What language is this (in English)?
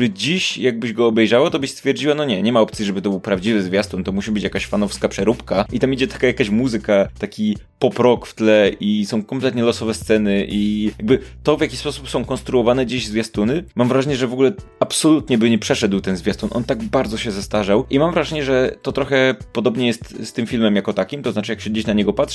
Polish